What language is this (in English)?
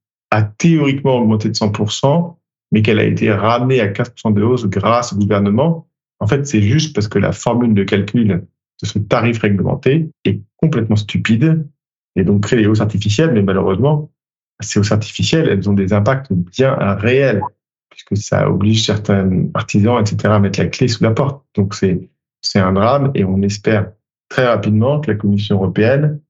French